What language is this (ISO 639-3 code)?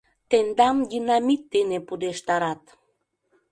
chm